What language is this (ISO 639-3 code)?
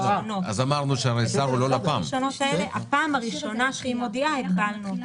heb